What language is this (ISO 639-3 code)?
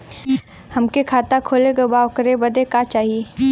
bho